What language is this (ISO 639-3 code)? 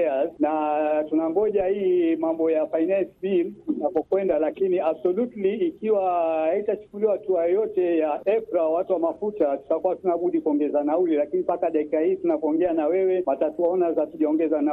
swa